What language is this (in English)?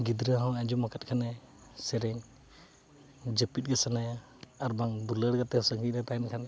Santali